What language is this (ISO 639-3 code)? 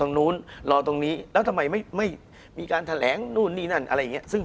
tha